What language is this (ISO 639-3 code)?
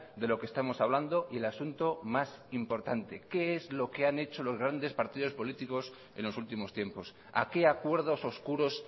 spa